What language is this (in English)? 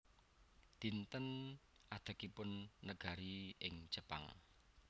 Javanese